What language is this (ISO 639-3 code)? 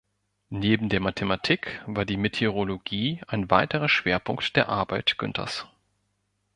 deu